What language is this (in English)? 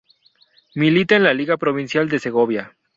Spanish